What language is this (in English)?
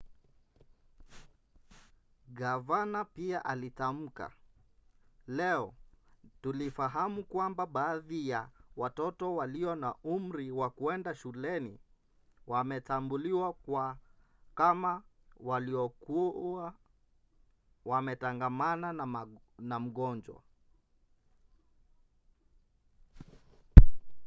Swahili